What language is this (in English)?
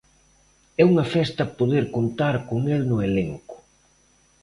Galician